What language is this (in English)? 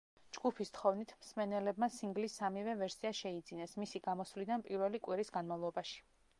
Georgian